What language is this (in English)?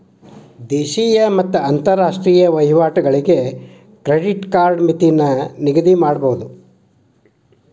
Kannada